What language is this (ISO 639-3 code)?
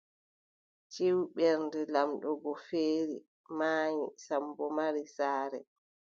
fub